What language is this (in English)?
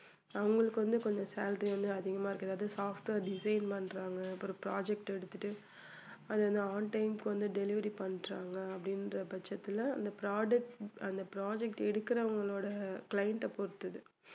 Tamil